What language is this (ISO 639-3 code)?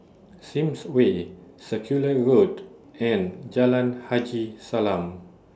eng